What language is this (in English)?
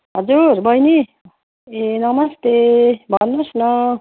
Nepali